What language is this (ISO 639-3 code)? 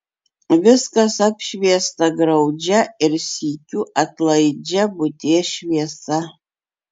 lit